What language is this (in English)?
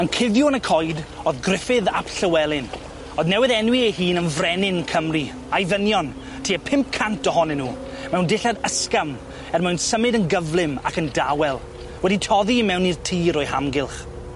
Welsh